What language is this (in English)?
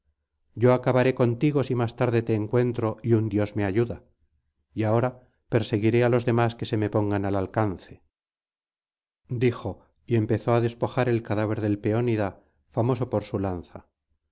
Spanish